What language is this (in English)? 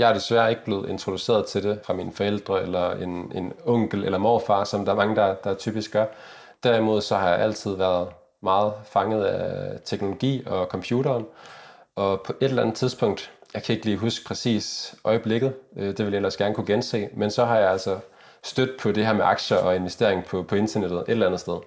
Danish